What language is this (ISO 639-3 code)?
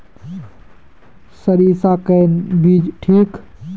mag